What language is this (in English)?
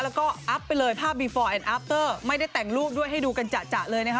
Thai